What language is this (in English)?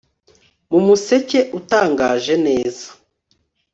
Kinyarwanda